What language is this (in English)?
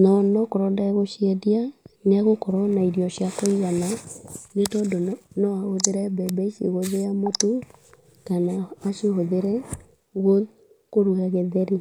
Kikuyu